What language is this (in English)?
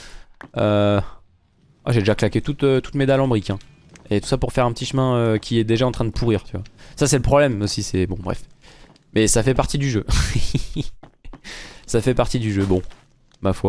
French